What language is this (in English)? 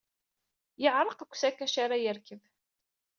Kabyle